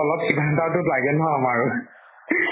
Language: Assamese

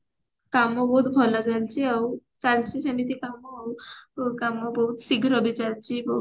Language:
Odia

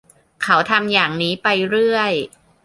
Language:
Thai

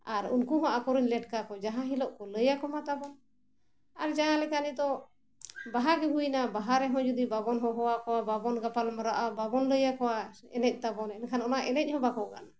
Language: Santali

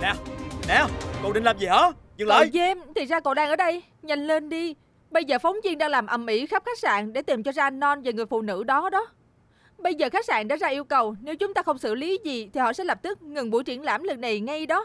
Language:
Vietnamese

